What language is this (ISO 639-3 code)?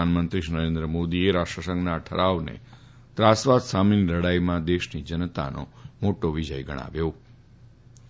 guj